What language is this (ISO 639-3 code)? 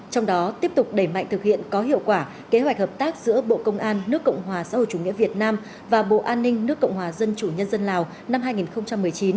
vie